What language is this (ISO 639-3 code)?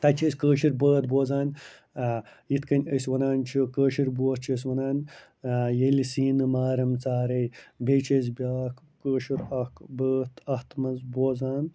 kas